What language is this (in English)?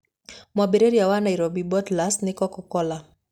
Kikuyu